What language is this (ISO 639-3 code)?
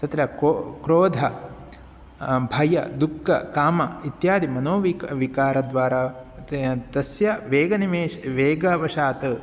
san